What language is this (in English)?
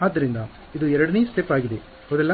Kannada